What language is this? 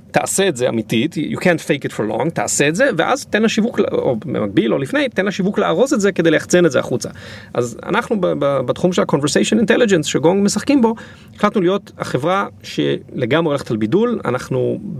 Hebrew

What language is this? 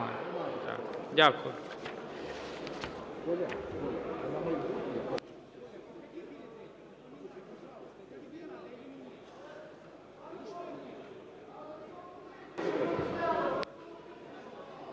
Ukrainian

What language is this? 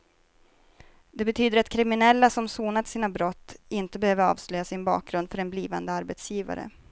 Swedish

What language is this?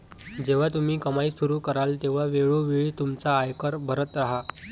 Marathi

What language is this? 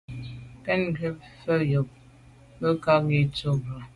Medumba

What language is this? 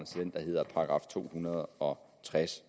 Danish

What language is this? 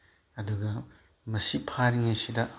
Manipuri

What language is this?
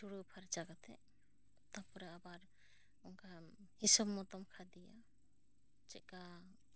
Santali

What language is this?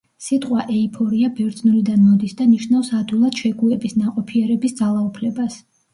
Georgian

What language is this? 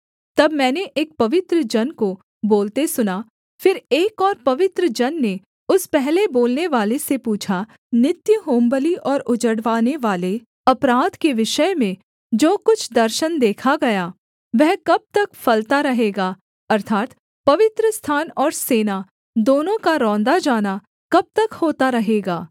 Hindi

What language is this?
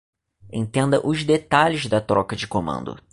Portuguese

